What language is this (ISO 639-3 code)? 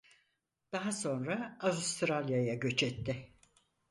tur